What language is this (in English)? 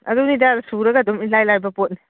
Manipuri